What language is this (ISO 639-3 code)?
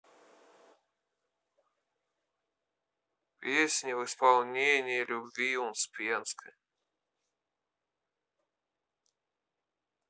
rus